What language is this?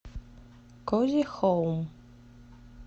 Russian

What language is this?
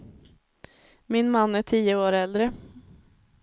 Swedish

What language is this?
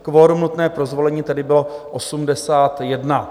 Czech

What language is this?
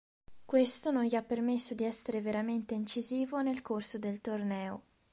Italian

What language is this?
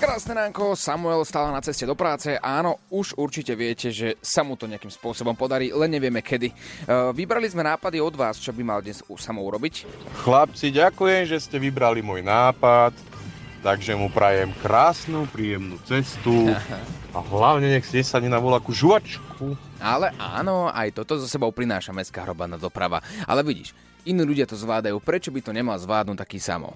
Slovak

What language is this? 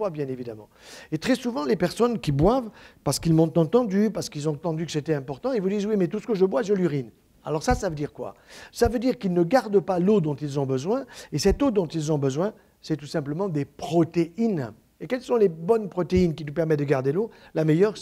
French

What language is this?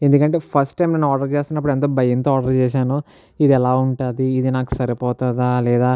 Telugu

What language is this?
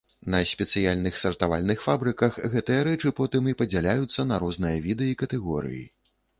Belarusian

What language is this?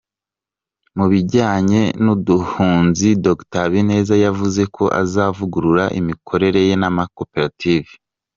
Kinyarwanda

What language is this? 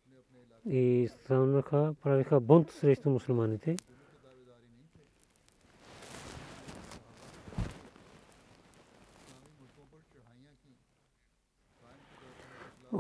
Bulgarian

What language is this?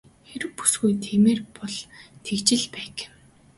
Mongolian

